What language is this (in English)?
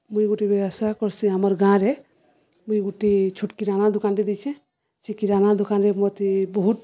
Odia